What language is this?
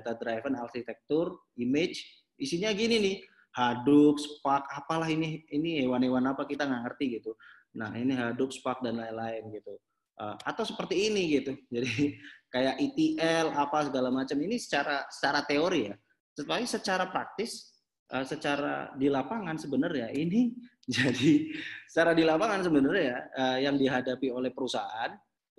Indonesian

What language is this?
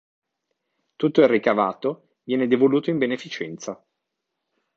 Italian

